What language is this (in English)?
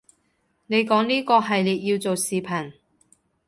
Cantonese